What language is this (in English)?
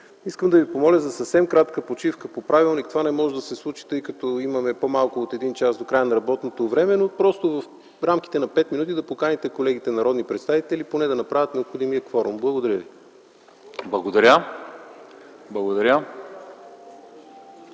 Bulgarian